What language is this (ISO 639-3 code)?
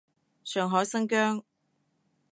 yue